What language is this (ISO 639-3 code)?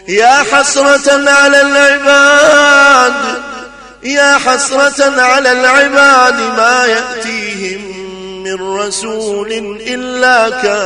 ara